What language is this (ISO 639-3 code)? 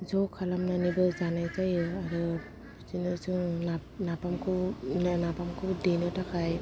brx